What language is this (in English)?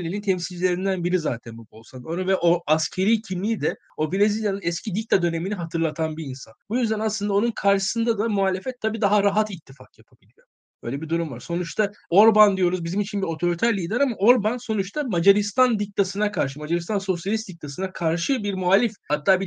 Turkish